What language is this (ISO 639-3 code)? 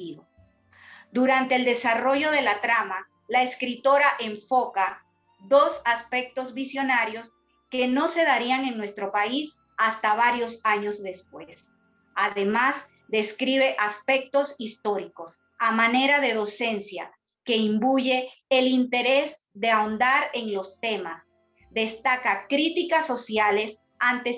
spa